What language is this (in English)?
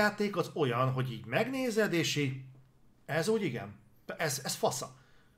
Hungarian